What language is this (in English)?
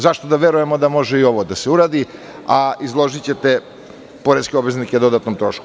Serbian